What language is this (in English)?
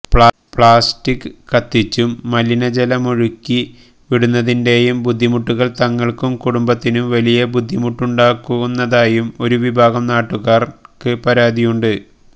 Malayalam